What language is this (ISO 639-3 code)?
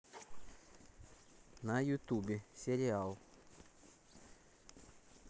rus